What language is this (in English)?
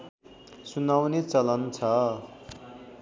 Nepali